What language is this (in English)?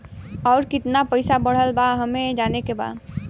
Bhojpuri